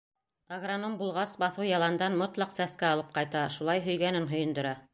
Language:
Bashkir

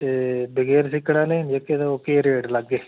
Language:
Dogri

